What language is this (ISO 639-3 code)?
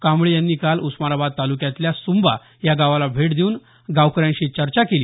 mar